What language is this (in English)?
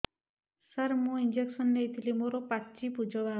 Odia